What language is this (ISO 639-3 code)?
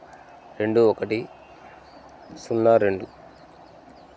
tel